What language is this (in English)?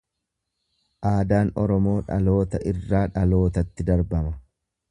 Oromo